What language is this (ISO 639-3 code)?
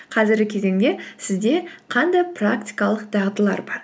kaz